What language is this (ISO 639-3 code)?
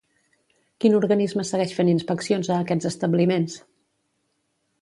cat